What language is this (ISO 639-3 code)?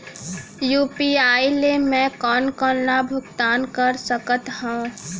hne